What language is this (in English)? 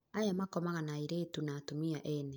Kikuyu